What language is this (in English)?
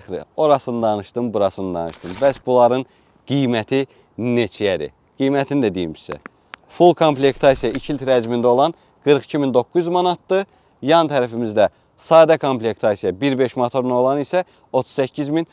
Turkish